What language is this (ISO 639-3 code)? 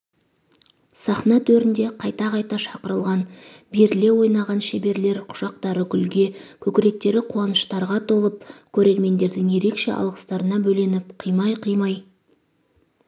kaz